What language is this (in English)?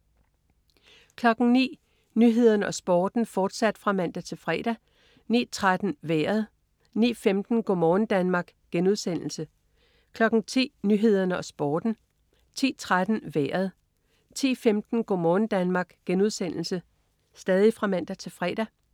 Danish